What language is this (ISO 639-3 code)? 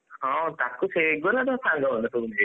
ori